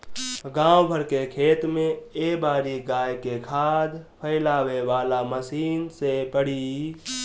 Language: Bhojpuri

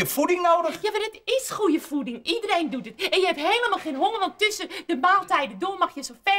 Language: Dutch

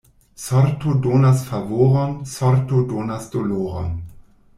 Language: Esperanto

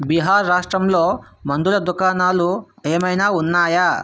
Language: Telugu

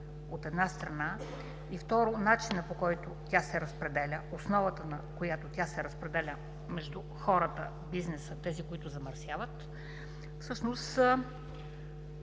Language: Bulgarian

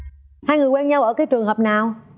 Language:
Vietnamese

